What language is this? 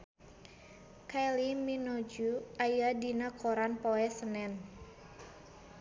Sundanese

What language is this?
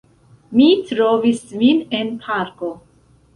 Esperanto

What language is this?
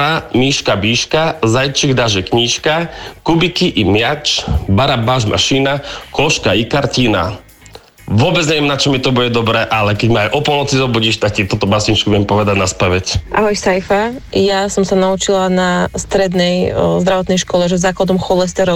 Slovak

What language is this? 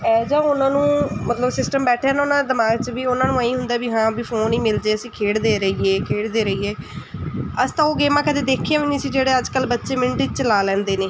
Punjabi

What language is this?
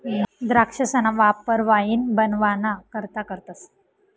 Marathi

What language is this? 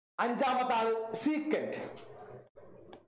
Malayalam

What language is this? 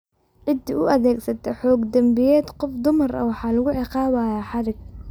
Somali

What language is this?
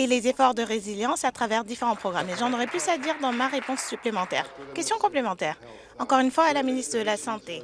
French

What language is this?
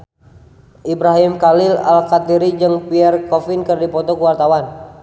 Sundanese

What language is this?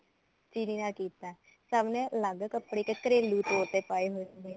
Punjabi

